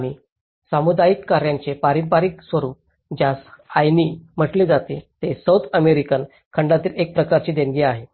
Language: Marathi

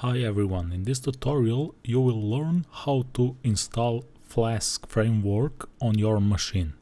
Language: English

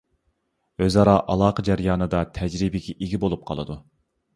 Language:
Uyghur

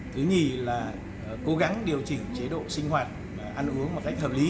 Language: Vietnamese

